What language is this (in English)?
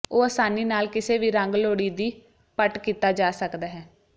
Punjabi